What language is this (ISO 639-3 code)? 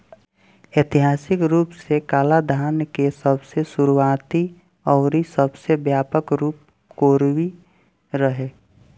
bho